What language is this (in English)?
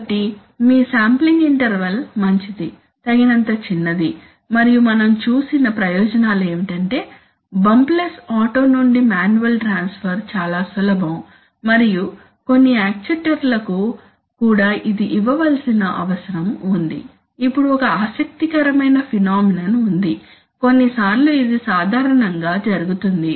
Telugu